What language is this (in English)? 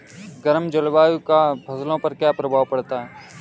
Hindi